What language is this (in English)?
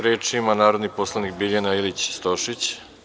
Serbian